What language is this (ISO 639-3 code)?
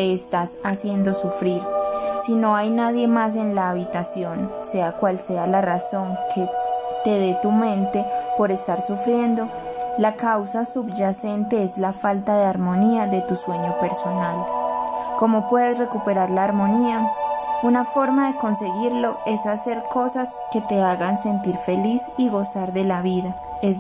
spa